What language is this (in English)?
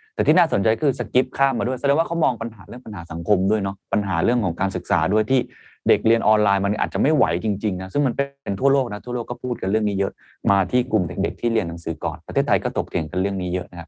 Thai